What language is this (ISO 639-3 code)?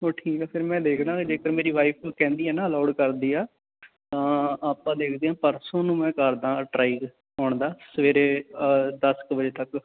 pan